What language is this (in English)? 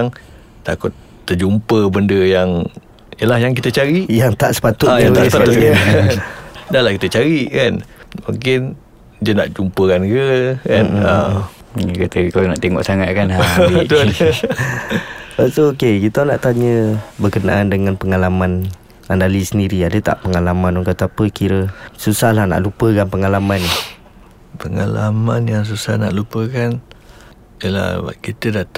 Malay